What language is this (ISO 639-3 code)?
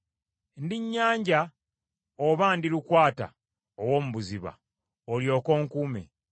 lug